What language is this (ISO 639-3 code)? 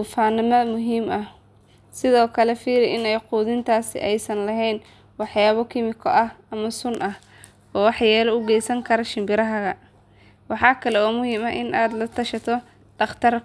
som